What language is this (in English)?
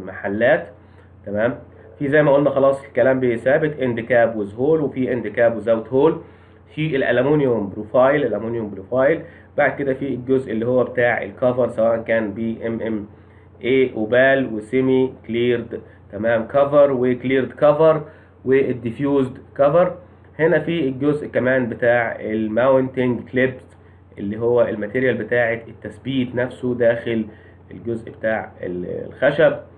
Arabic